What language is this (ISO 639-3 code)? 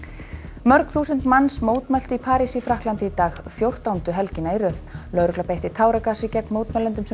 isl